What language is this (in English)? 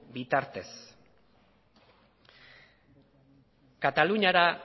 Basque